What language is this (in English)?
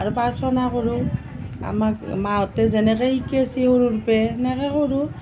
Assamese